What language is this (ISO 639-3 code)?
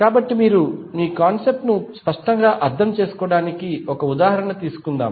tel